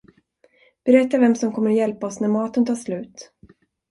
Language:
Swedish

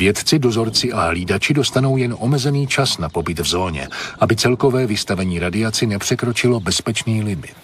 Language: Czech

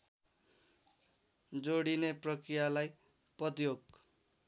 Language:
Nepali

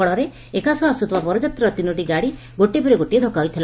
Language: Odia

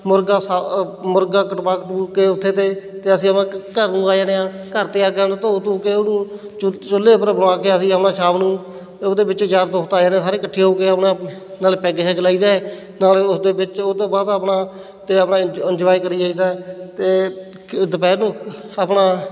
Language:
Punjabi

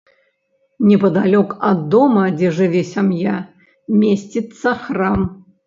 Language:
Belarusian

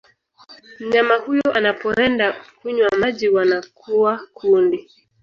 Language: Swahili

